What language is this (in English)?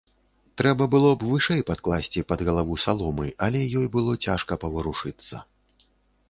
Belarusian